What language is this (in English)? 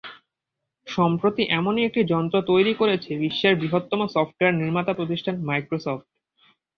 Bangla